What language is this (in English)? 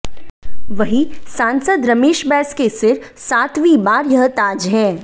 Hindi